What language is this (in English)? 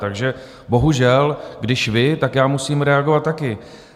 Czech